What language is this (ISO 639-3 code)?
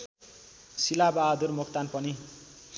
nep